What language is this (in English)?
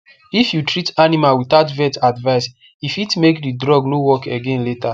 Nigerian Pidgin